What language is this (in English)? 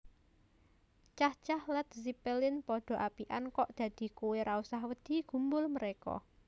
Javanese